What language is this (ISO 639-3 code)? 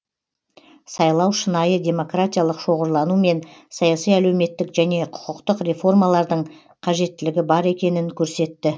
kaz